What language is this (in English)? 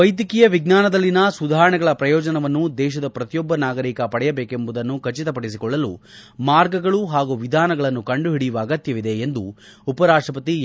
Kannada